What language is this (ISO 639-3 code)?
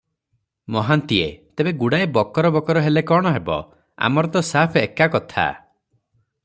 ori